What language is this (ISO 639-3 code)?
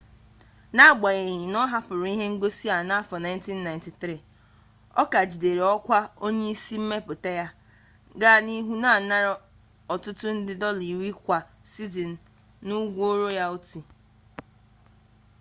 ibo